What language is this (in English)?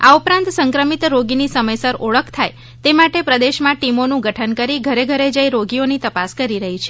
Gujarati